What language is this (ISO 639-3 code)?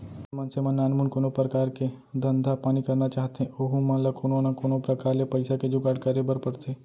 hne